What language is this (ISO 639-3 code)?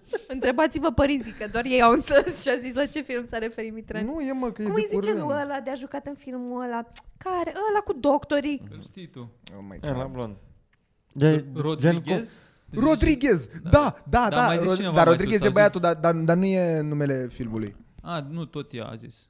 ron